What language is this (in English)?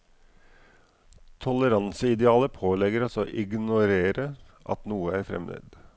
Norwegian